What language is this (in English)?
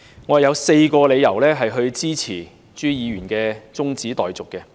Cantonese